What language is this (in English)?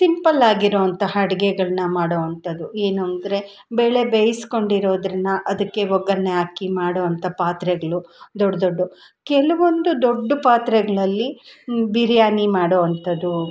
Kannada